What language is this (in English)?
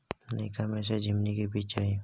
Maithili